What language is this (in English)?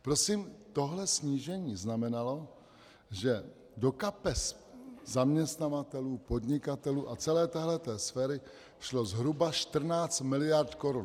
Czech